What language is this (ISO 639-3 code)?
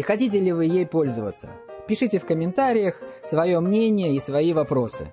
rus